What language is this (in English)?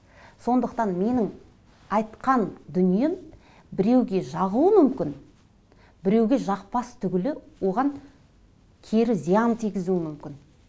Kazakh